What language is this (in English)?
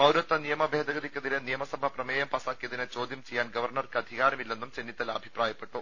Malayalam